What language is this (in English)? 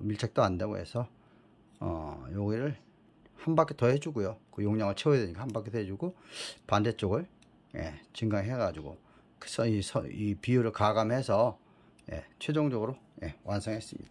Korean